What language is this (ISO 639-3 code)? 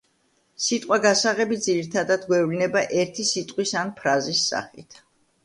kat